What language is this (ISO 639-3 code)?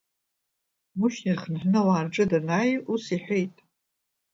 abk